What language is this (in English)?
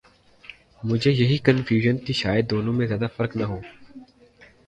Urdu